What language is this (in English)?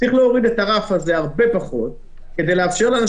Hebrew